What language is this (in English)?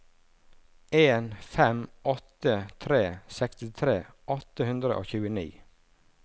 Norwegian